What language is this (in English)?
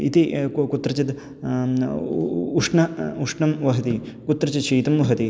Sanskrit